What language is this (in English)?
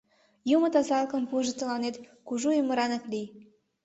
Mari